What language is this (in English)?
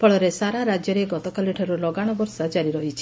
Odia